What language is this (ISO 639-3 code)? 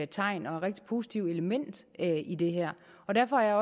dan